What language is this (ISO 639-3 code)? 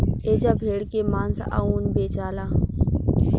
bho